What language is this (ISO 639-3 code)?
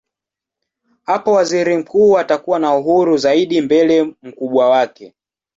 swa